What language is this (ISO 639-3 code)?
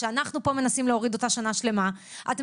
heb